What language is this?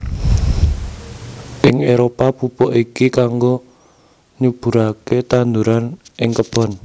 Javanese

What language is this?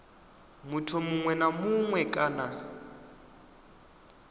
Venda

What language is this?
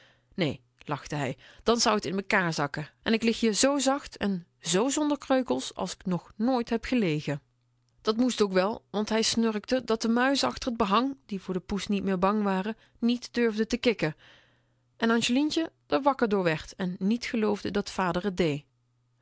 Dutch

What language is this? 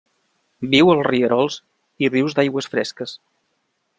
Catalan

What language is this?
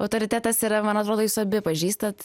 Lithuanian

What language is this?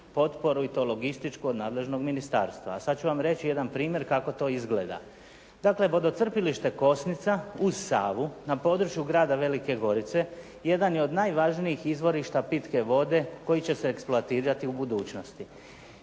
Croatian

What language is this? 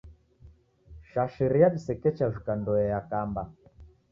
Taita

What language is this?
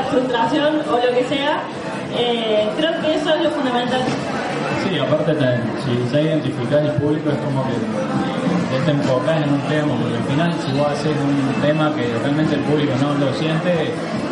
Spanish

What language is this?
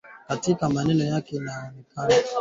Swahili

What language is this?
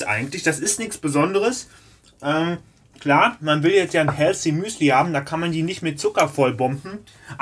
German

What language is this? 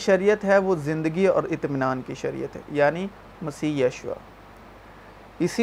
Urdu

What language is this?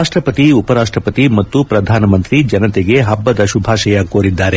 Kannada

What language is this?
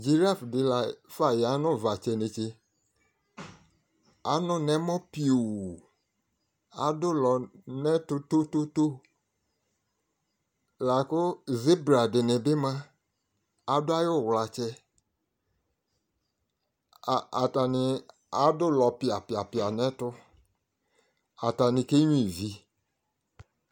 Ikposo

